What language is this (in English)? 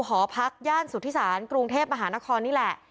Thai